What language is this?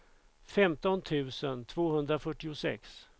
Swedish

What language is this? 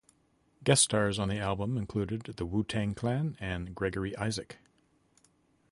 English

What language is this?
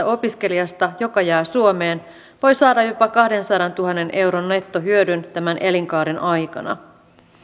Finnish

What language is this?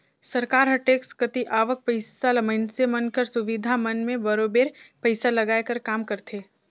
Chhattisgarhi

